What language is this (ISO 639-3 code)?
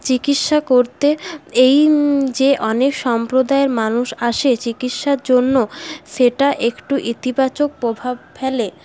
ben